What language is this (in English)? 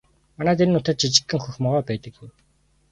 Mongolian